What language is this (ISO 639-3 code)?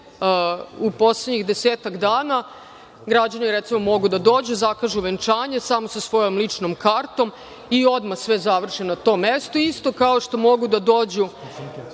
srp